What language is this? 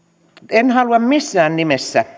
Finnish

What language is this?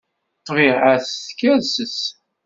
Kabyle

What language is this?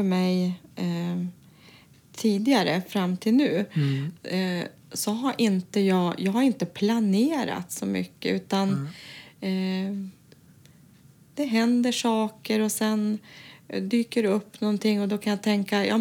Swedish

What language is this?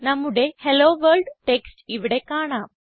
Malayalam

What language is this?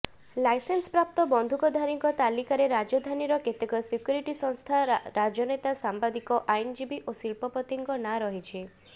Odia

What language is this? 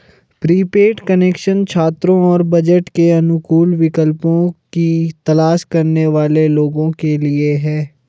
Hindi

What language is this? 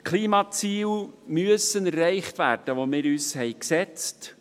Swiss German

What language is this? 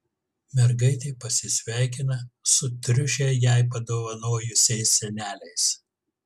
Lithuanian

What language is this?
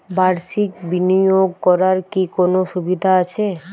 Bangla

